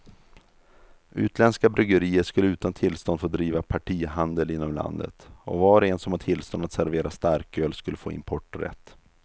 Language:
Swedish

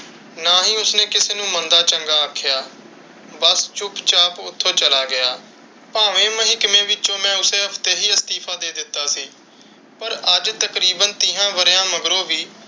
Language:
Punjabi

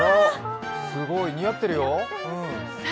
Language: Japanese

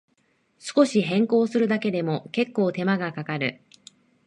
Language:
Japanese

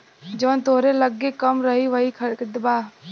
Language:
Bhojpuri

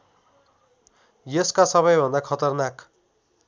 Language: Nepali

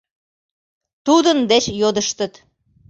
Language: Mari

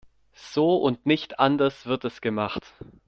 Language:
German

